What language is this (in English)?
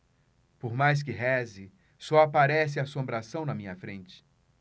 Portuguese